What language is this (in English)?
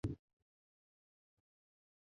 Chinese